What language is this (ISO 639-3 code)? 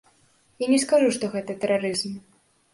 bel